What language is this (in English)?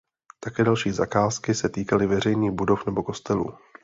Czech